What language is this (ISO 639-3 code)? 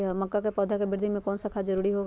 mag